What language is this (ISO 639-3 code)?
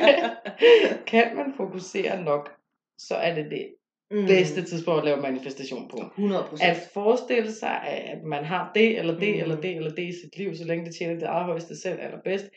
dan